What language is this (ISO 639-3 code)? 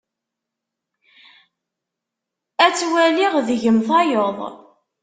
kab